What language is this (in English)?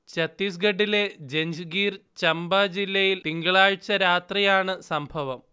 Malayalam